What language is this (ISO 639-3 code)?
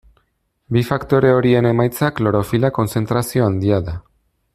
eus